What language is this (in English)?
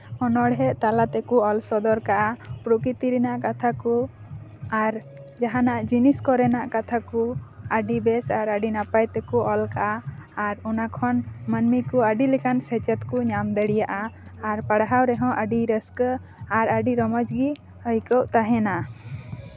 Santali